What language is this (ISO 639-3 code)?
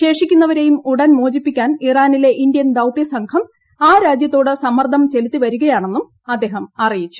mal